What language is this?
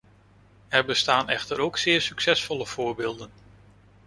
Dutch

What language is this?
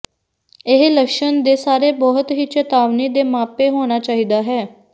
Punjabi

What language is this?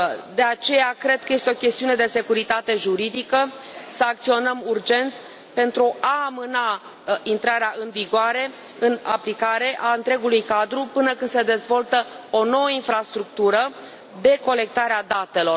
Romanian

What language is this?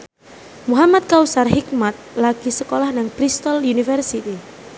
Javanese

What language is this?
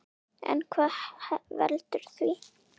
Icelandic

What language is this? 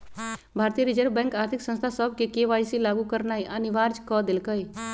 Magahi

